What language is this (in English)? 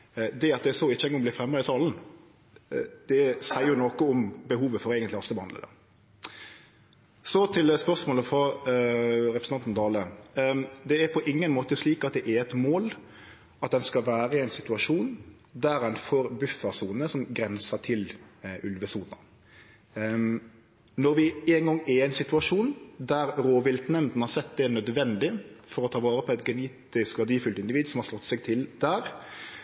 Norwegian Nynorsk